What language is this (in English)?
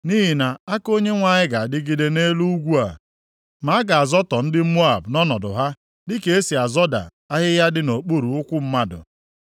Igbo